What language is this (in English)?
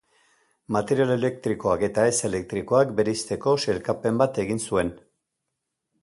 Basque